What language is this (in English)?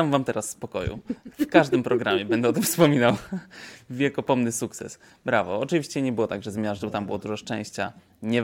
Polish